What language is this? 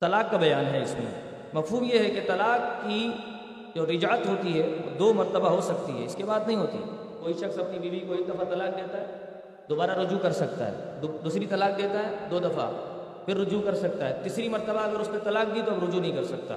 Urdu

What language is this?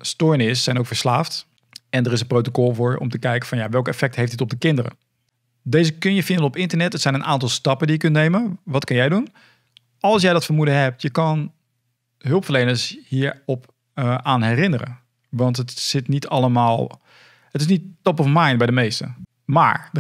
Dutch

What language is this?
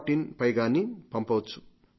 Telugu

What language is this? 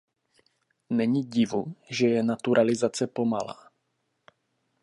Czech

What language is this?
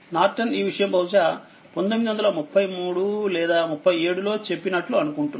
Telugu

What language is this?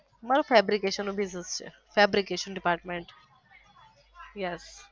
Gujarati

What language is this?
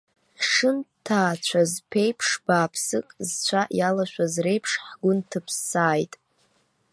Abkhazian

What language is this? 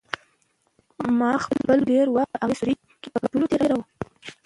Pashto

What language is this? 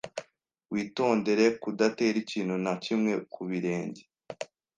Kinyarwanda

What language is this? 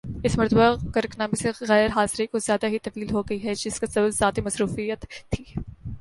Urdu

